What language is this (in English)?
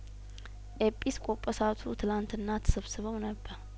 Amharic